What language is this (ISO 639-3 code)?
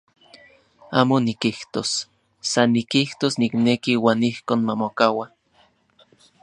ncx